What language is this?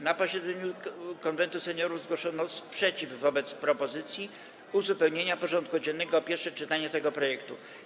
Polish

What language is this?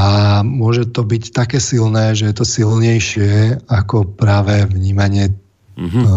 Slovak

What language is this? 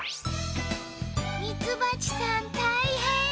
Japanese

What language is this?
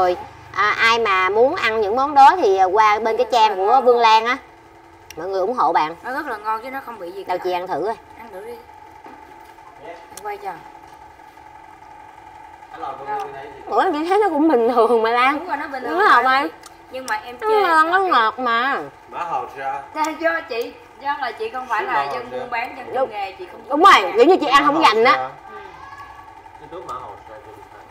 Vietnamese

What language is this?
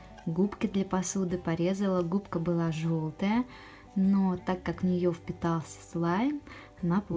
Russian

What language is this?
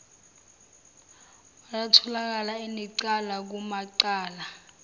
Zulu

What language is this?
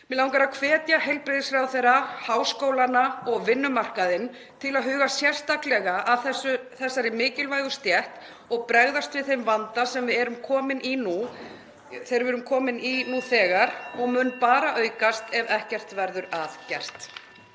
Icelandic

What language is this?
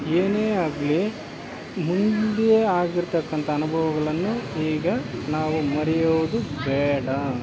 Kannada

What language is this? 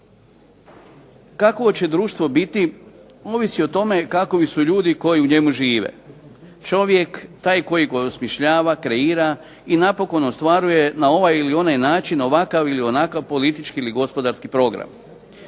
Croatian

